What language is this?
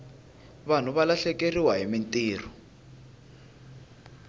Tsonga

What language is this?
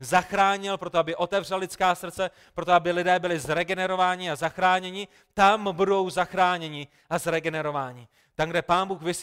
Czech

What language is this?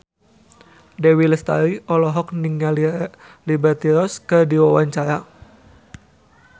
Sundanese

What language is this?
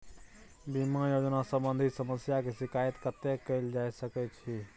Maithili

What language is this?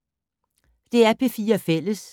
Danish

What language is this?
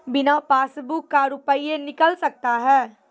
Maithili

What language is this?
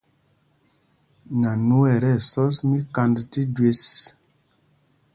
Mpumpong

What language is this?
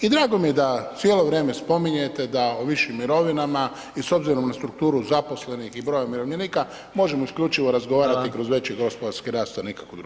Croatian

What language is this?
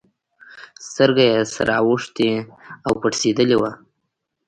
Pashto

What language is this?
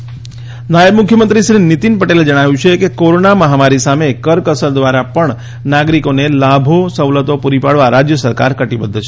Gujarati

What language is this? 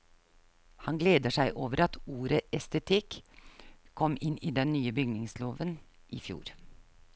Norwegian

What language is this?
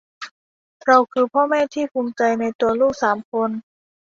Thai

